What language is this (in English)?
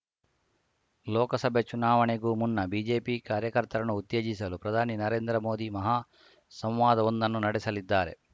Kannada